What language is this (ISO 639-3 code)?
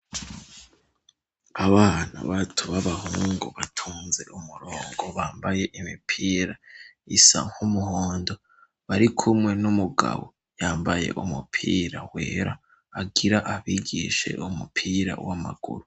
run